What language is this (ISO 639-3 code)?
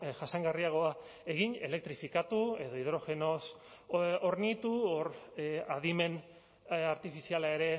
eus